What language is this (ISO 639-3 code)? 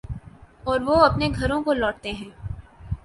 urd